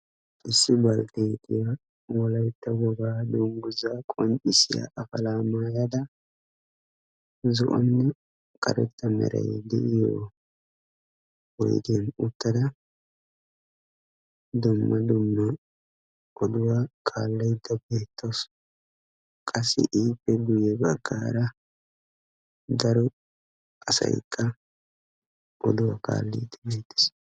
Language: Wolaytta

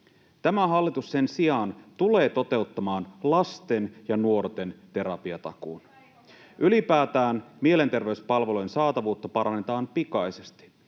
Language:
Finnish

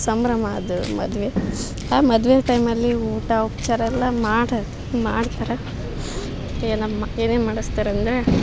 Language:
Kannada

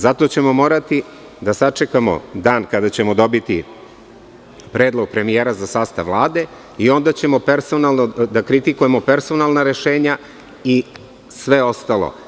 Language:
Serbian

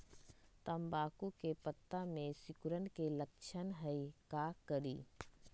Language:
Magahi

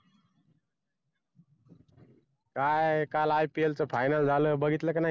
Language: Marathi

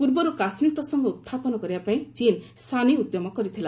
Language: Odia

